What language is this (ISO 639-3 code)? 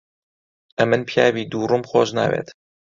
ckb